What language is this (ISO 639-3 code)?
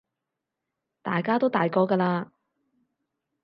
yue